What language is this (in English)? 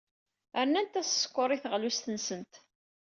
Kabyle